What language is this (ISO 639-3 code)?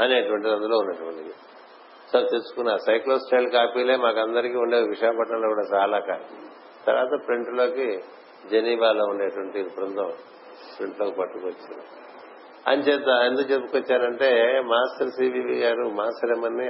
tel